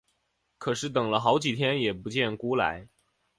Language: Chinese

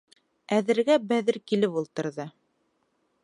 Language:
Bashkir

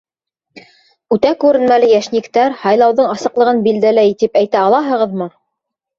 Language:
Bashkir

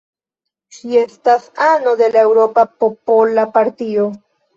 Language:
Esperanto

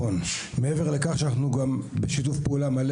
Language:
Hebrew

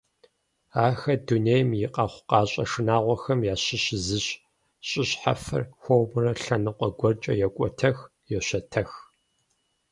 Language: Kabardian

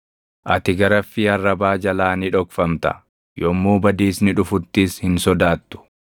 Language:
Oromo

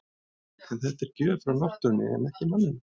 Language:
Icelandic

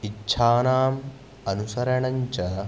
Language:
Sanskrit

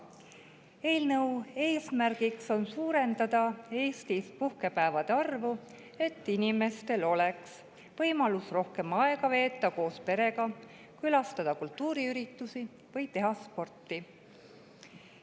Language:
Estonian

